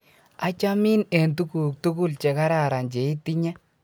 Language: Kalenjin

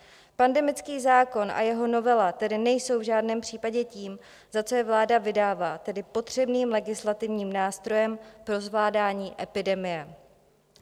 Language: Czech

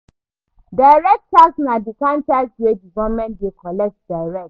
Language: Nigerian Pidgin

